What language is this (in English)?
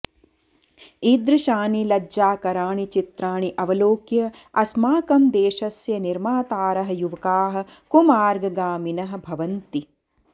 Sanskrit